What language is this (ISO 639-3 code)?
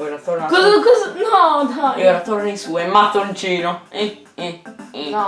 ita